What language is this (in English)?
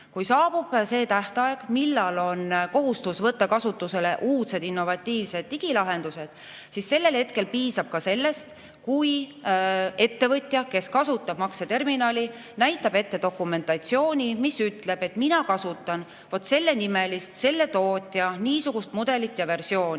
Estonian